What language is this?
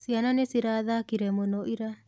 Kikuyu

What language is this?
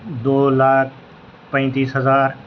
Urdu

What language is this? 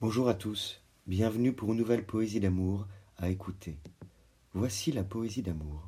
French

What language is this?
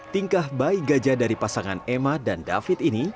Indonesian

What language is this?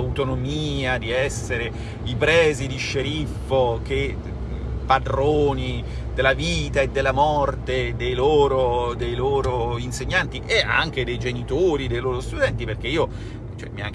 Italian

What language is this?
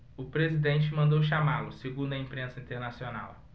Portuguese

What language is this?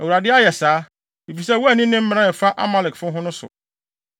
Akan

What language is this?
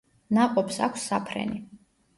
Georgian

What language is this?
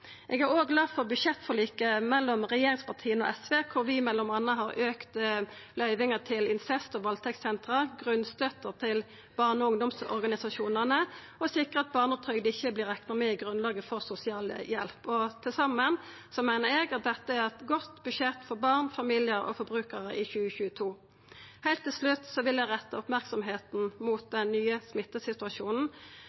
Norwegian Nynorsk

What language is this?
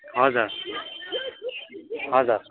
Nepali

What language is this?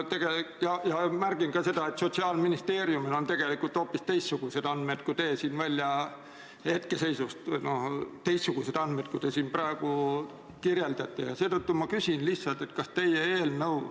Estonian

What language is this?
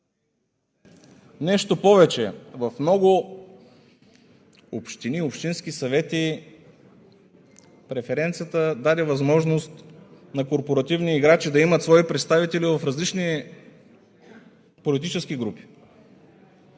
Bulgarian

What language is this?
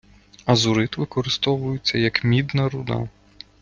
Ukrainian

